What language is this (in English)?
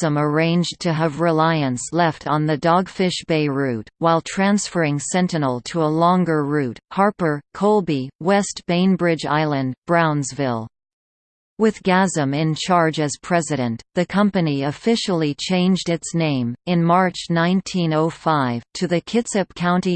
English